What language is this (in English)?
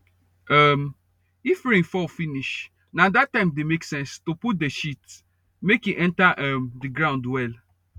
Nigerian Pidgin